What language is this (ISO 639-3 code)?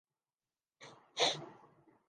urd